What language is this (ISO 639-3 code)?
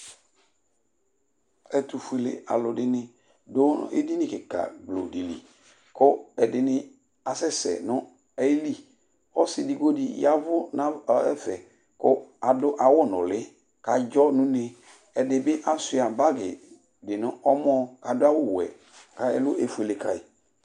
kpo